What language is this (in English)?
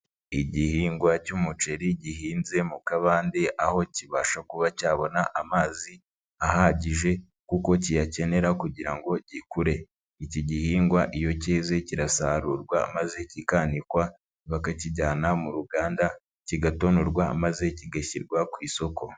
Kinyarwanda